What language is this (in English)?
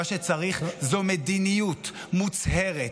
Hebrew